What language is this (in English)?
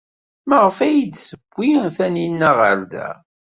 Kabyle